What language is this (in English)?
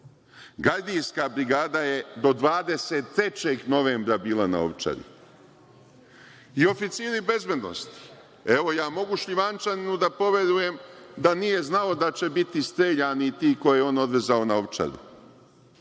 Serbian